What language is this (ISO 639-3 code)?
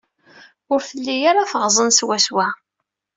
kab